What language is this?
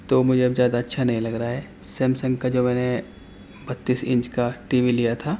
Urdu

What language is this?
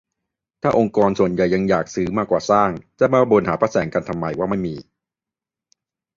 Thai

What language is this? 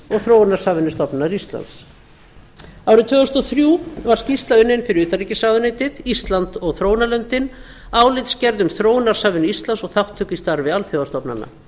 Icelandic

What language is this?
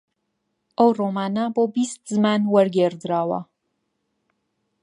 Central Kurdish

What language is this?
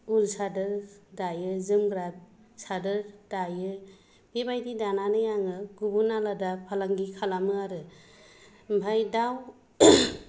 Bodo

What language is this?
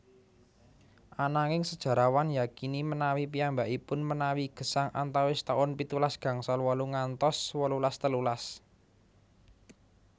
Javanese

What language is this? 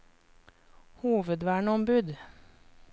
Norwegian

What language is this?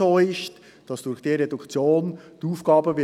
Swiss German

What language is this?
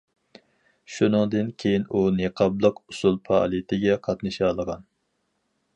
Uyghur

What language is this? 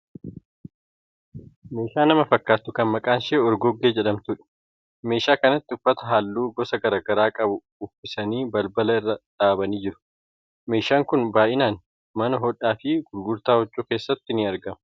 Oromo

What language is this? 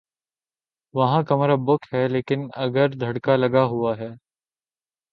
Urdu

